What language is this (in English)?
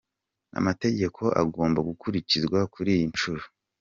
Kinyarwanda